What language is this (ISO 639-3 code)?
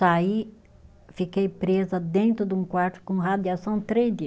por